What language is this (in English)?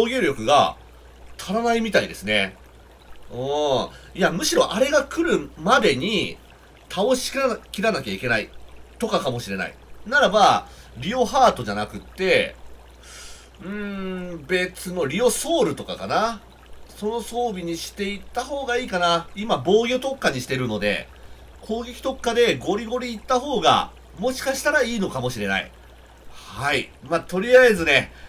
Japanese